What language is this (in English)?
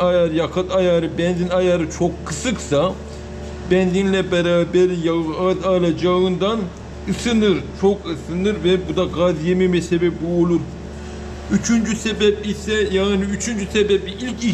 Turkish